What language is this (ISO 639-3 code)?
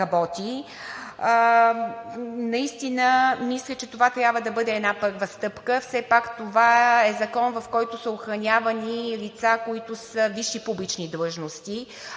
bul